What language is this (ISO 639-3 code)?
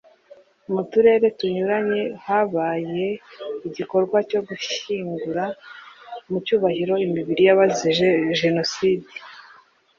kin